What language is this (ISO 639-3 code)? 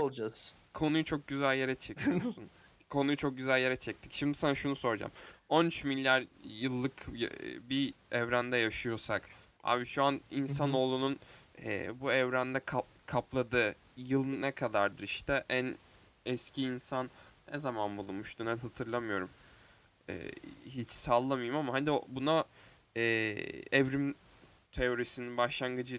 tur